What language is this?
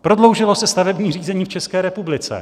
Czech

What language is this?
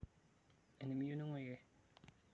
Masai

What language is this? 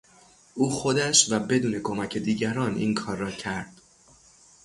Persian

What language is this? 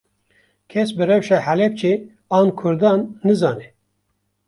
Kurdish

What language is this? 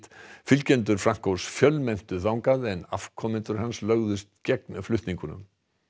Icelandic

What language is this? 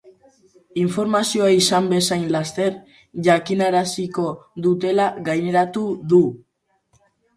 Basque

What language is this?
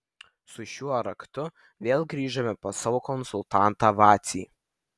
Lithuanian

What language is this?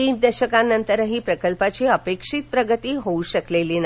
Marathi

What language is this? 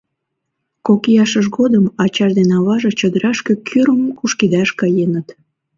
Mari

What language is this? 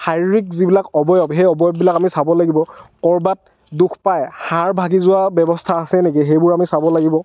Assamese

